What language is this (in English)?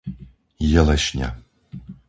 Slovak